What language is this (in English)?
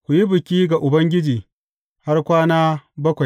Hausa